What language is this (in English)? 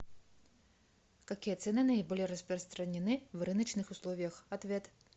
Russian